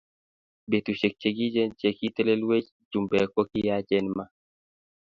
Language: Kalenjin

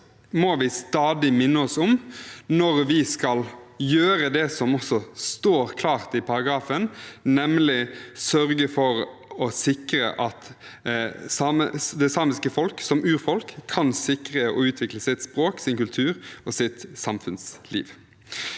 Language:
Norwegian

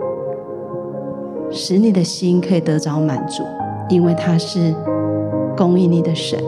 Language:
Chinese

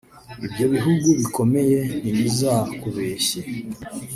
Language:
Kinyarwanda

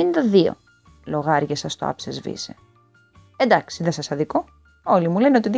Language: Greek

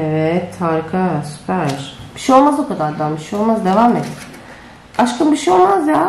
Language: Turkish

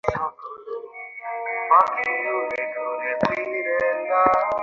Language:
Bangla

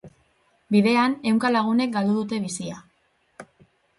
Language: Basque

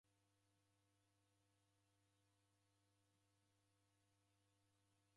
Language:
Taita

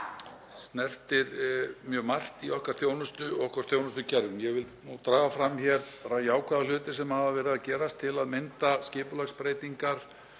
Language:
Icelandic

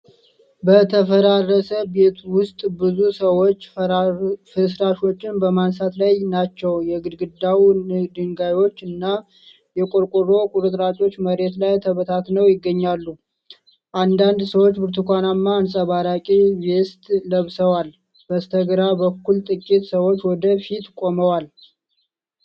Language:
Amharic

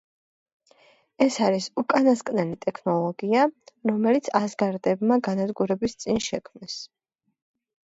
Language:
Georgian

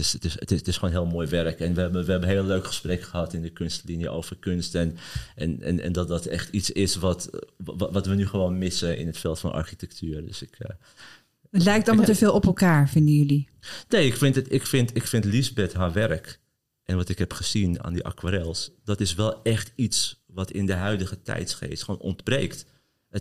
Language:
Dutch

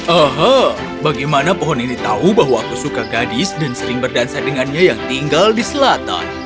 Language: Indonesian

